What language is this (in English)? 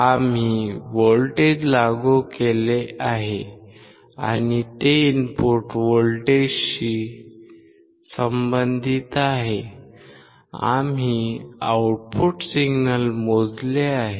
Marathi